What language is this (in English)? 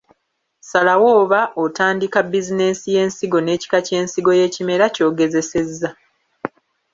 Ganda